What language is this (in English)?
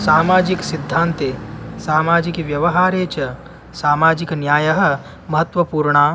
Sanskrit